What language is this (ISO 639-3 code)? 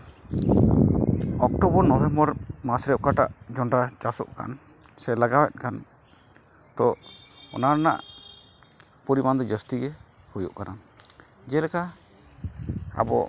sat